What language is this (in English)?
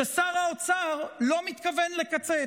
Hebrew